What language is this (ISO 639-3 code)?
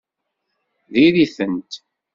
kab